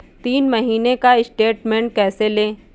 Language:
Hindi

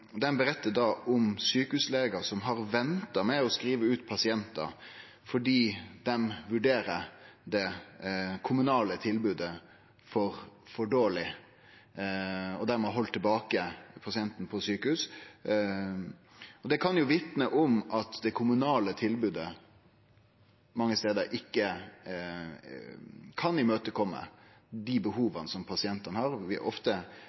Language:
Norwegian Nynorsk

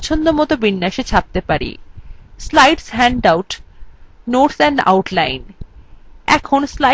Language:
Bangla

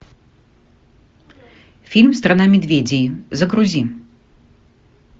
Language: Russian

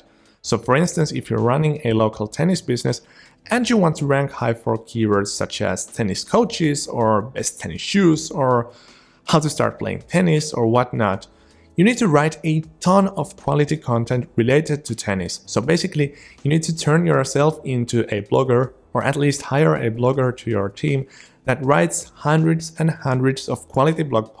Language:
English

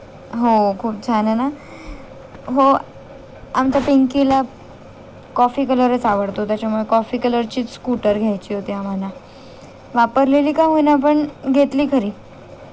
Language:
Marathi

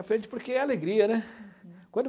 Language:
Portuguese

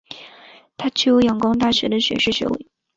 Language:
Chinese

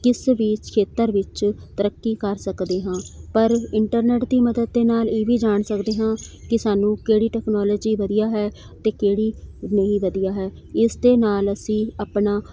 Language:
Punjabi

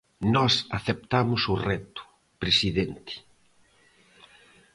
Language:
Galician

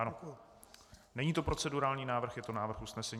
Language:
Czech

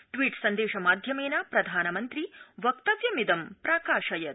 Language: Sanskrit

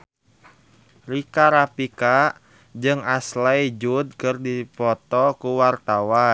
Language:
Sundanese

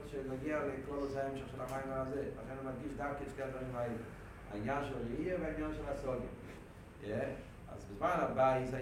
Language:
Hebrew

